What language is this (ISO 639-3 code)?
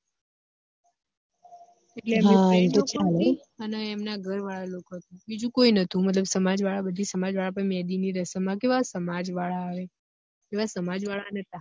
guj